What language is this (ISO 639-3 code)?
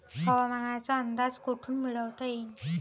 mar